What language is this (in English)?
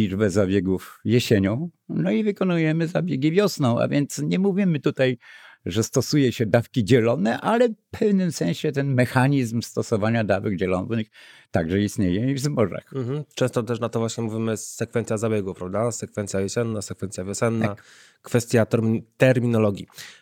Polish